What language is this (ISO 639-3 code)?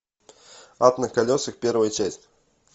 rus